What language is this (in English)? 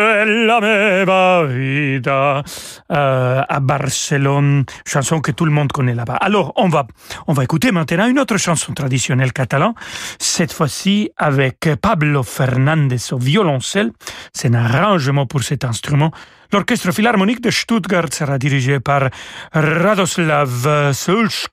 French